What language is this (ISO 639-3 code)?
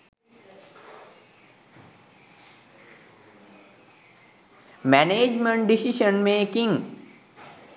sin